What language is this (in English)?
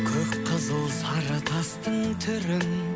Kazakh